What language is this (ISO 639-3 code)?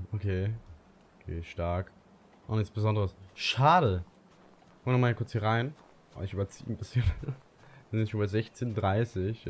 deu